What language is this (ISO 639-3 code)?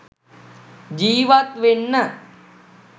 sin